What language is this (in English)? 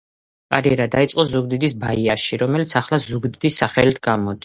Georgian